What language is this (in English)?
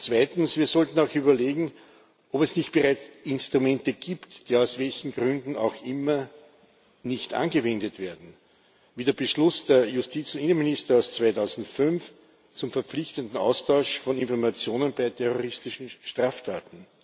German